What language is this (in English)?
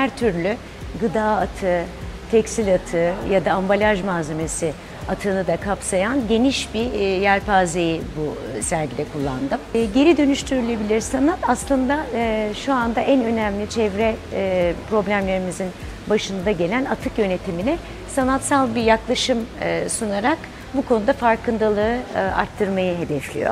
Turkish